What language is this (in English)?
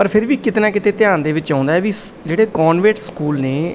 Punjabi